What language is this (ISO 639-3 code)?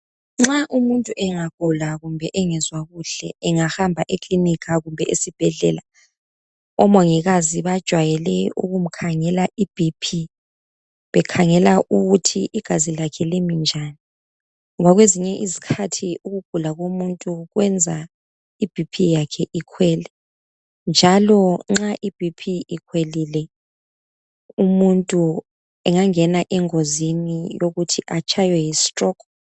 nde